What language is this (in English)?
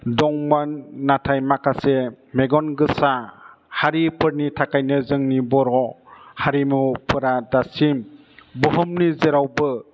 Bodo